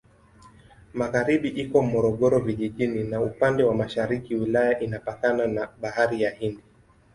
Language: Swahili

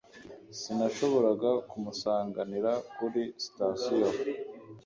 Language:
Kinyarwanda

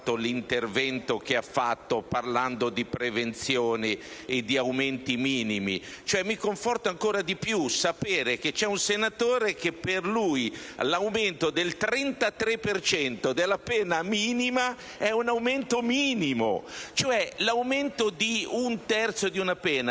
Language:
Italian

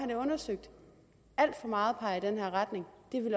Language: Danish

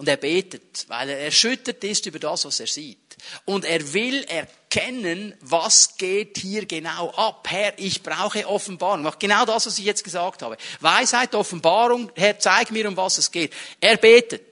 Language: German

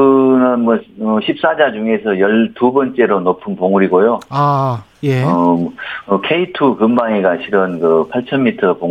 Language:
Korean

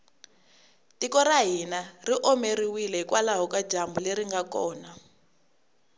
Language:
Tsonga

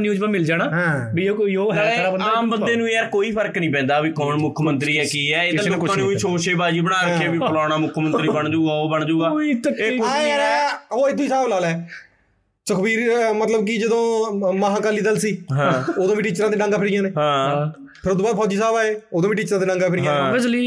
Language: Punjabi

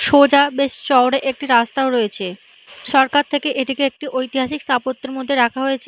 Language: Bangla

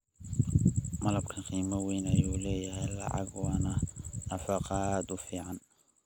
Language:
Somali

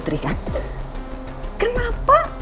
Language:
Indonesian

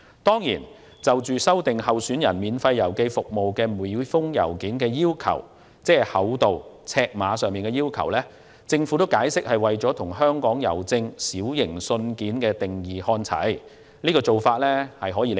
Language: Cantonese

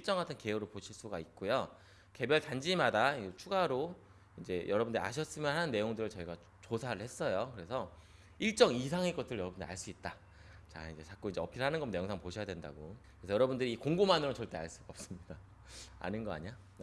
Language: Korean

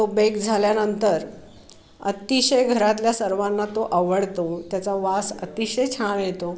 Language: Marathi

